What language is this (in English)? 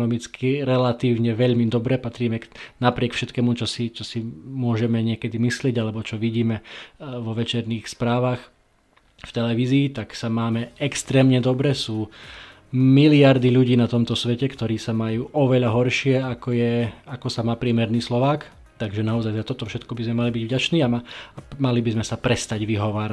Slovak